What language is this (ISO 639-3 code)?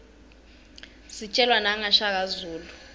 ssw